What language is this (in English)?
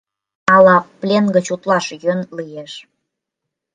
Mari